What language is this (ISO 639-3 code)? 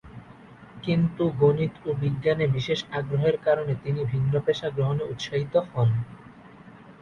ben